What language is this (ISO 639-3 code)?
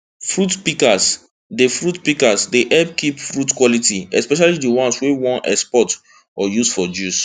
pcm